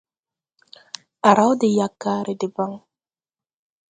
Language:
Tupuri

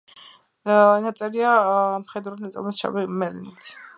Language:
Georgian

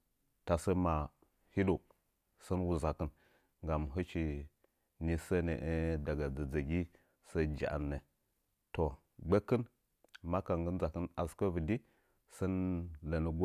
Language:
Nzanyi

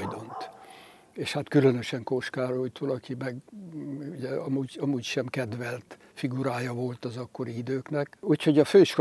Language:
Hungarian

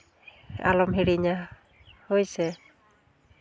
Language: Santali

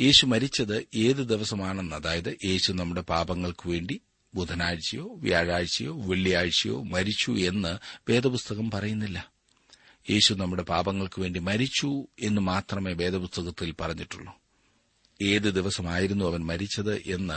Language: Malayalam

